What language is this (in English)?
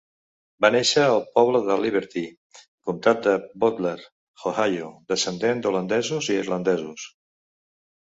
Catalan